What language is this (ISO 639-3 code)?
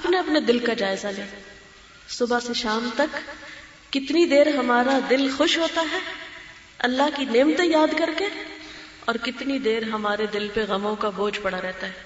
urd